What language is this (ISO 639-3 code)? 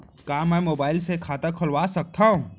hne